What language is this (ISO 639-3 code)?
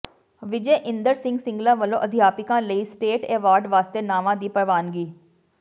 pan